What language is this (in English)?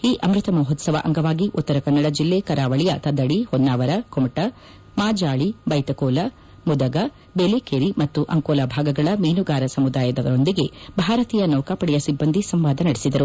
Kannada